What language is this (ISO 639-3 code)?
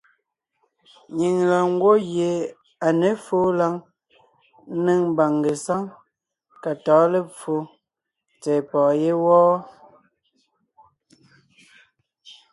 nnh